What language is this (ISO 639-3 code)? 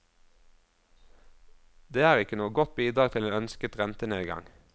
nor